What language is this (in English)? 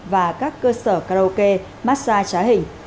Vietnamese